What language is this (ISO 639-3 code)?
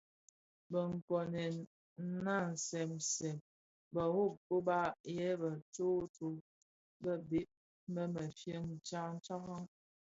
ksf